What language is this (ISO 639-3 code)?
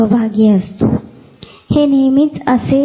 mar